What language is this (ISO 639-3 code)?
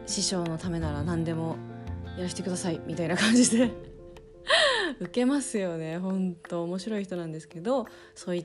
jpn